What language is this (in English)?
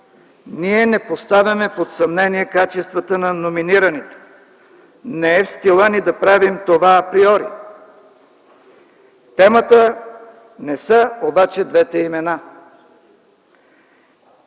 Bulgarian